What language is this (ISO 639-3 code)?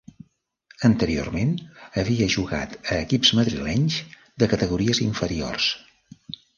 cat